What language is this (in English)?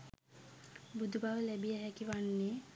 Sinhala